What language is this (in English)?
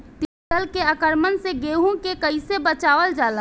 Bhojpuri